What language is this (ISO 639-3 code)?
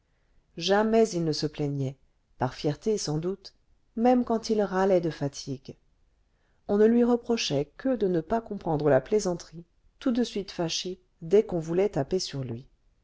fra